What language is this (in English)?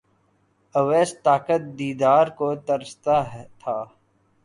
Urdu